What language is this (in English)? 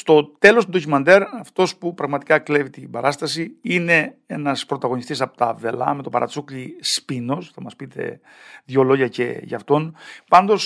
Greek